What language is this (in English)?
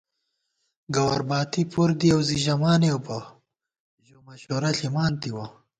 Gawar-Bati